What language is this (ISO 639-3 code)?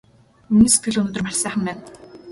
mon